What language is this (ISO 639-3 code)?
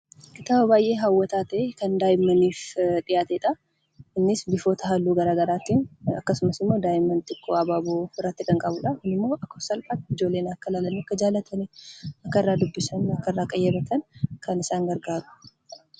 orm